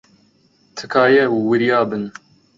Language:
Central Kurdish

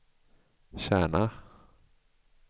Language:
Swedish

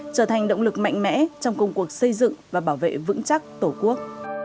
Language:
Vietnamese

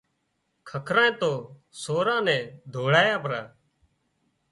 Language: Wadiyara Koli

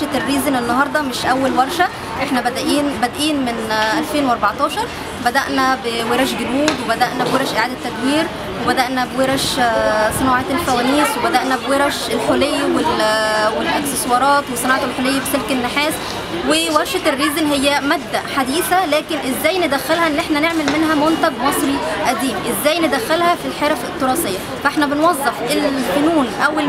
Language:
Arabic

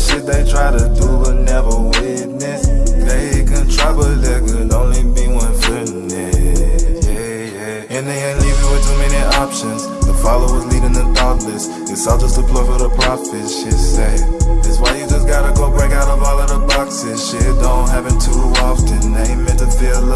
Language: English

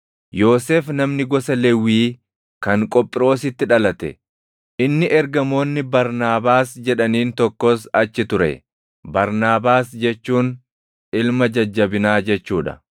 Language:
Oromo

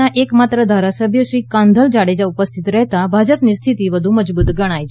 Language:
Gujarati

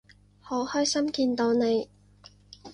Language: Cantonese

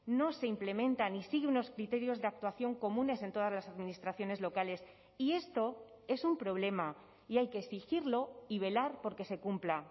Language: Spanish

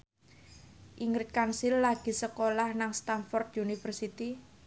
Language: Javanese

